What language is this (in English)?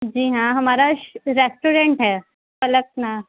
Urdu